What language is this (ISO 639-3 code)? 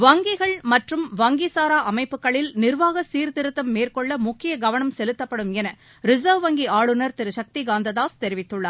tam